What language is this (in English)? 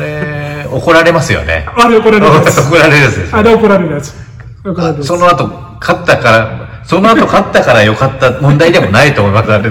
Japanese